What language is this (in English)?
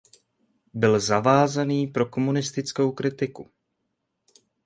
Czech